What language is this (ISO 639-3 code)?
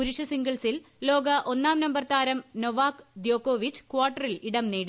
mal